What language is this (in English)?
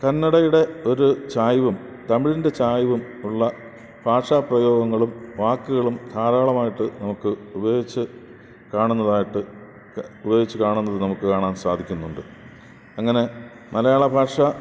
Malayalam